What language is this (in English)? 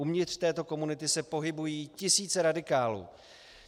Czech